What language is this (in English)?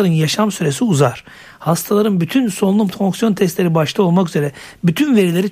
Turkish